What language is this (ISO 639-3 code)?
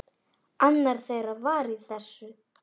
isl